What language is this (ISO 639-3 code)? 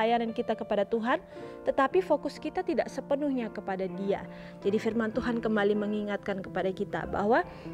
ind